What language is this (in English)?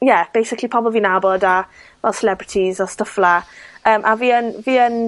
Welsh